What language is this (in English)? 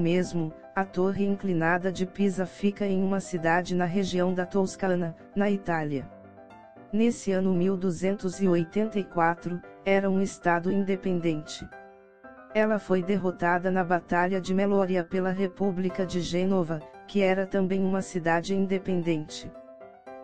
Portuguese